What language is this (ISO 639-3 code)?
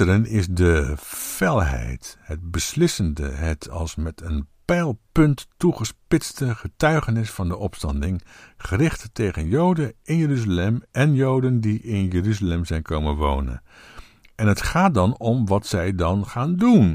nld